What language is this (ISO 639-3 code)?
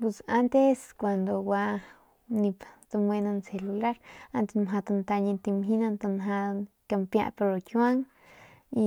pmq